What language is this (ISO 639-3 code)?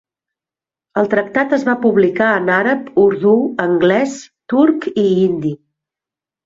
cat